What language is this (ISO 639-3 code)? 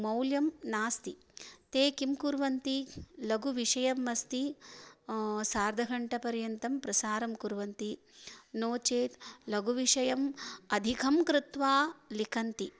san